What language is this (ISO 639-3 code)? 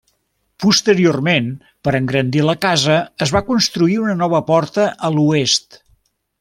cat